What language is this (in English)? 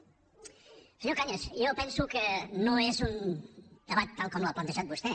Catalan